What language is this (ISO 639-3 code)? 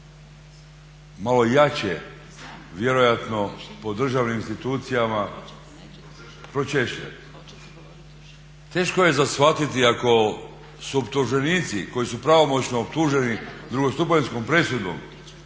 hrv